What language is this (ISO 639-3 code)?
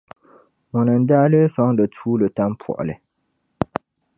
dag